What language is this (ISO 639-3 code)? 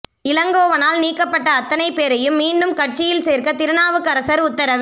tam